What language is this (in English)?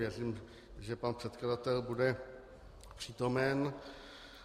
Czech